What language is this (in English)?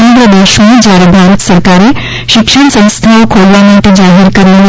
Gujarati